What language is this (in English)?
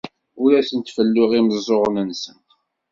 Kabyle